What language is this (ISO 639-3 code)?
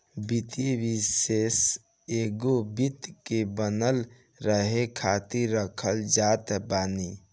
bho